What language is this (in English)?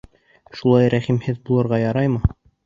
Bashkir